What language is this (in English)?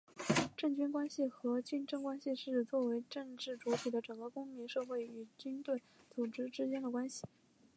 Chinese